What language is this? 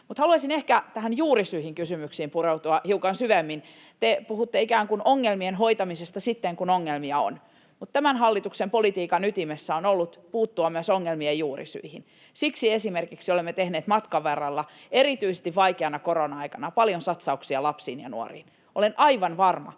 Finnish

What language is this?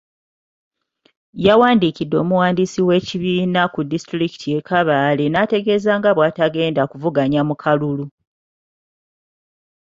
Ganda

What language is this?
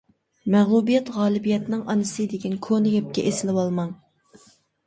Uyghur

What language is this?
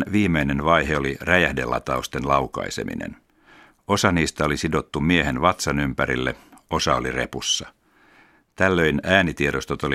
Finnish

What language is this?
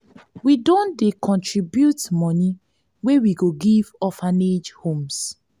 Nigerian Pidgin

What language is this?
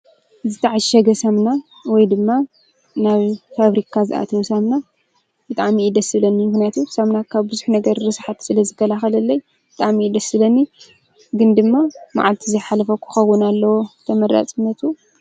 Tigrinya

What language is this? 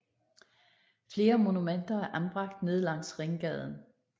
Danish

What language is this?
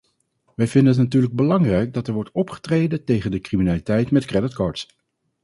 Dutch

